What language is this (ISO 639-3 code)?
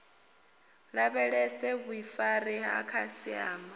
ven